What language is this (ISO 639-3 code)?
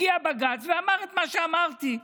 heb